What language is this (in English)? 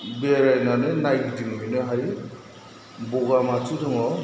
Bodo